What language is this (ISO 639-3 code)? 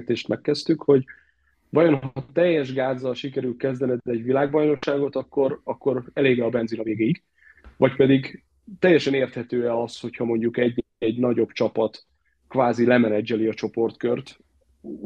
hun